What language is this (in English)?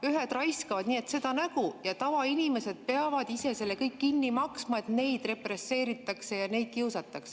Estonian